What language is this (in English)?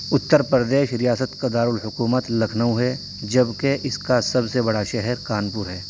Urdu